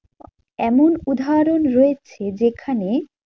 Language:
Bangla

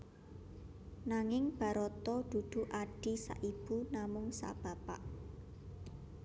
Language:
Javanese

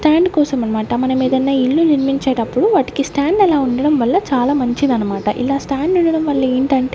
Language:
Telugu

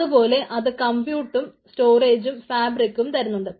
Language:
Malayalam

